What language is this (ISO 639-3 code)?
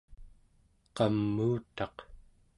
esu